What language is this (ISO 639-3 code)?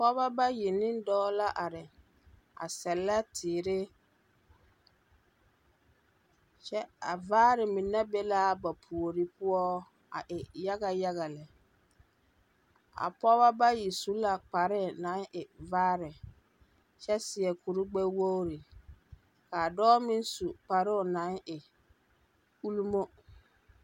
dga